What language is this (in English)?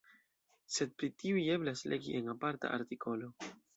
Esperanto